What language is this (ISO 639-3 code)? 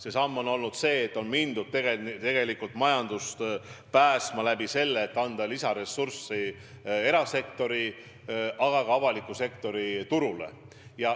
est